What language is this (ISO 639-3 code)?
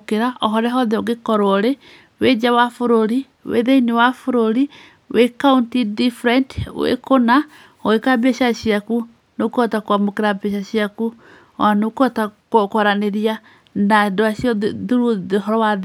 kik